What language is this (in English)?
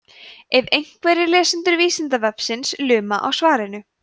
Icelandic